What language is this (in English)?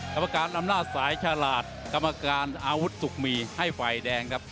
Thai